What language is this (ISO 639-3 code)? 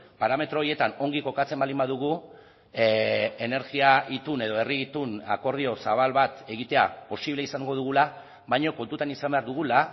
eus